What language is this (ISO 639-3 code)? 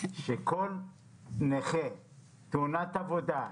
heb